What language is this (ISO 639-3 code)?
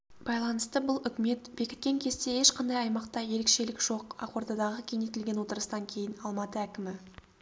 kaz